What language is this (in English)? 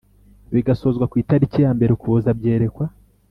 Kinyarwanda